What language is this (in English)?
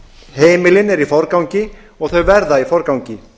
Icelandic